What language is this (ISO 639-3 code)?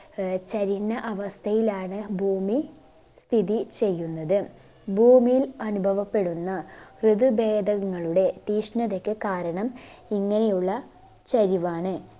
mal